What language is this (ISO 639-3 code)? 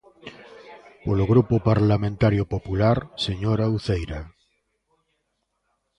glg